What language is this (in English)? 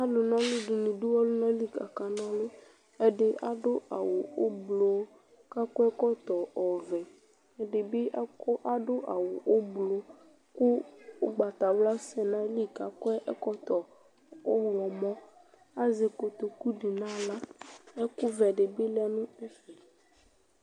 Ikposo